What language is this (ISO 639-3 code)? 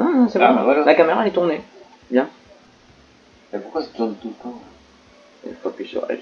fra